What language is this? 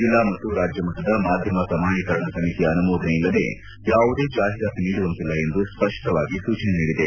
Kannada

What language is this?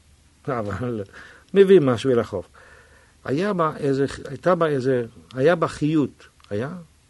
Hebrew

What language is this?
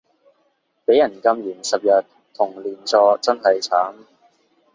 Cantonese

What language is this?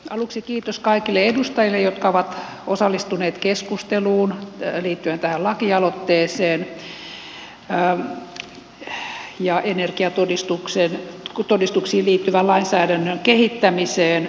Finnish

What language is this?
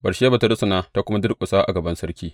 Hausa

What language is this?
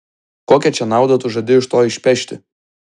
Lithuanian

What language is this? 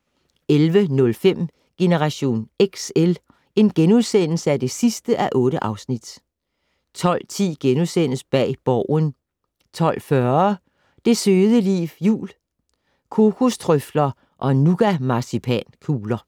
Danish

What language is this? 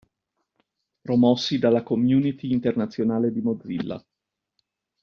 Italian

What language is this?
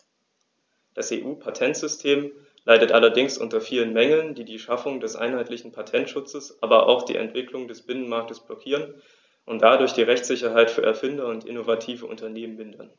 German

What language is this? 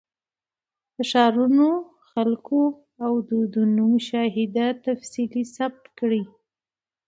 Pashto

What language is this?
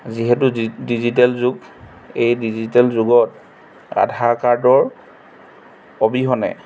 Assamese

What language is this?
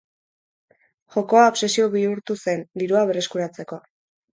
Basque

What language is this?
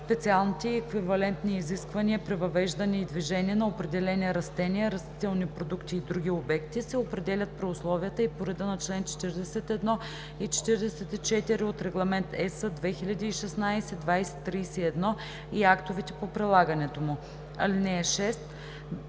Bulgarian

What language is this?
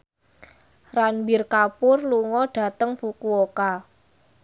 Javanese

